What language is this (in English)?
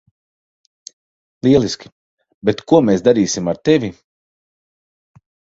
Latvian